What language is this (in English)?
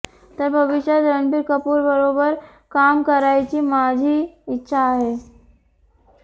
Marathi